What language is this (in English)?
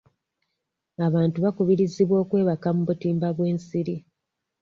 Ganda